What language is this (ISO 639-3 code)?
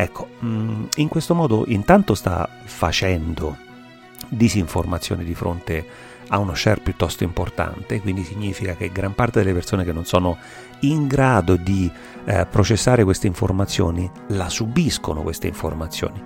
ita